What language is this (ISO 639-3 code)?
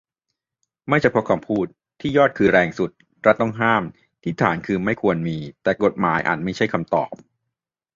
tha